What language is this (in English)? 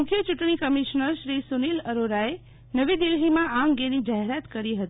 Gujarati